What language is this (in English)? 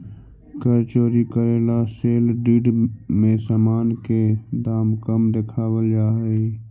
Magahi